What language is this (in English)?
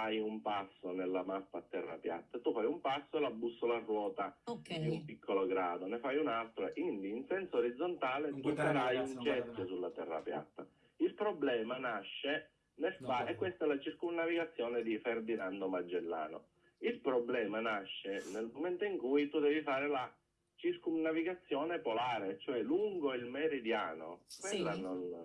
Italian